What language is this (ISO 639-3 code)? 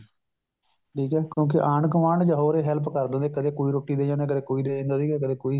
pan